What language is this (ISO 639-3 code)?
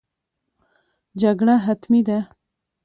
pus